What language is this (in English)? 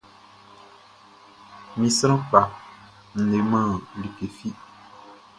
Baoulé